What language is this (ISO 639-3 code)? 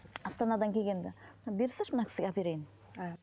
kaz